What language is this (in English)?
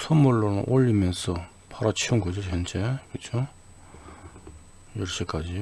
Korean